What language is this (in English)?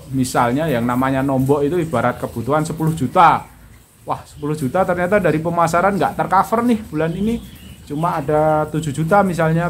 Indonesian